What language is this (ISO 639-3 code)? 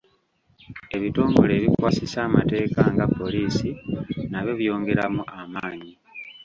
lug